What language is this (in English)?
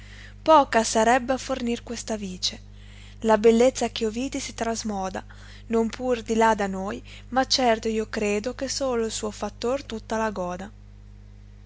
Italian